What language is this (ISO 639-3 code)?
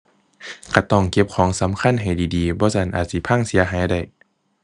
tha